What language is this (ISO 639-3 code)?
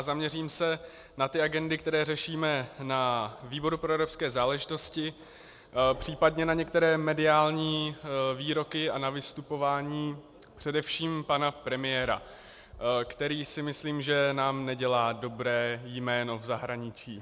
ces